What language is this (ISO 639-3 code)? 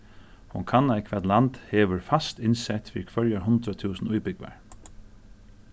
fao